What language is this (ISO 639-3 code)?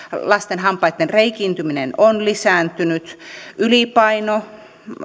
fin